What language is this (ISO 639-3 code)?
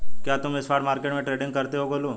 hin